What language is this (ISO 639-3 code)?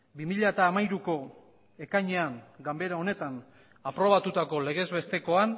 eus